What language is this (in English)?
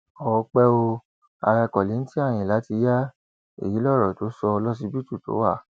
Yoruba